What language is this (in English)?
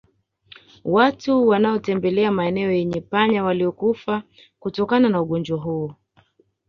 Swahili